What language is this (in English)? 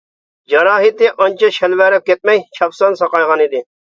Uyghur